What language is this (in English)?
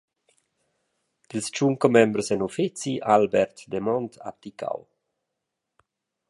Romansh